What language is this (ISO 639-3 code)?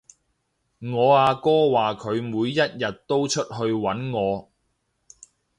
yue